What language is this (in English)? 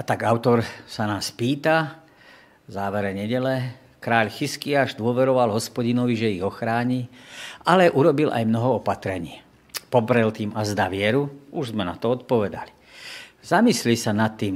Slovak